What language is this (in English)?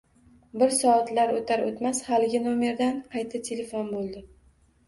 Uzbek